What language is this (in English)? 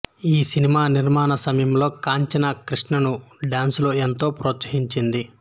Telugu